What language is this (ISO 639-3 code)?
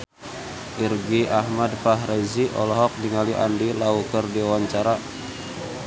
sun